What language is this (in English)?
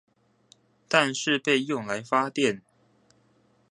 Chinese